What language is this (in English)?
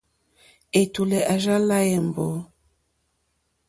Mokpwe